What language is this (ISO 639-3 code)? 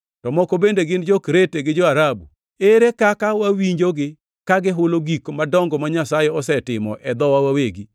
luo